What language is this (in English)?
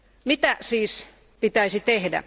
Finnish